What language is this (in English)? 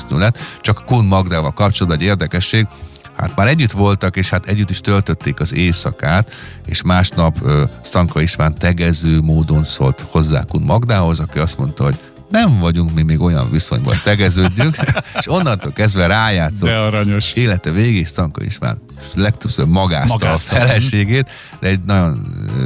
Hungarian